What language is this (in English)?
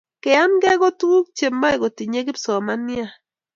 Kalenjin